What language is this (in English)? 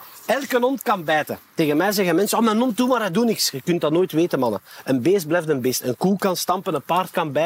Dutch